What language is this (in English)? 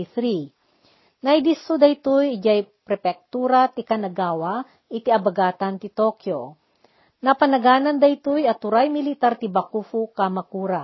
Filipino